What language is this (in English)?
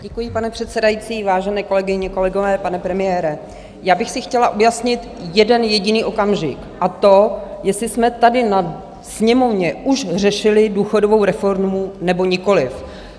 Czech